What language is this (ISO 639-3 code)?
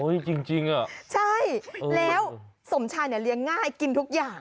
tha